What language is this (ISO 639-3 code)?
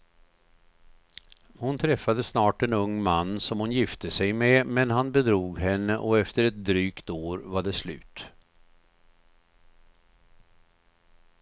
swe